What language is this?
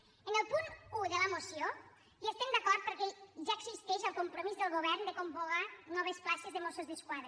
Catalan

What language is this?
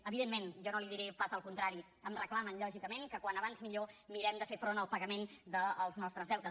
Catalan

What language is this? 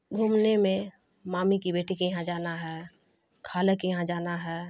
Urdu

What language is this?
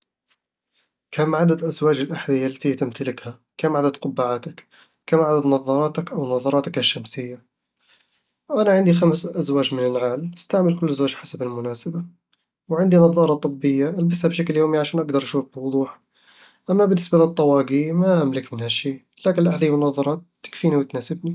Eastern Egyptian Bedawi Arabic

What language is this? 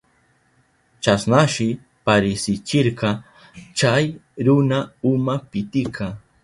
Southern Pastaza Quechua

